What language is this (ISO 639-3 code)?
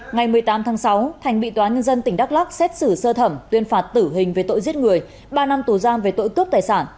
vie